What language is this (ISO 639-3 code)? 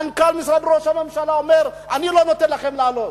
heb